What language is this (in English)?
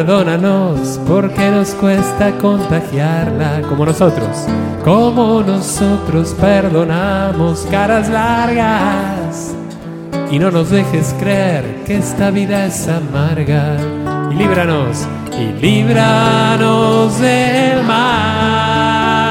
Spanish